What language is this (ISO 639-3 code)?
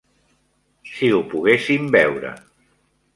cat